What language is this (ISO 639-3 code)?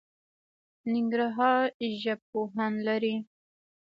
pus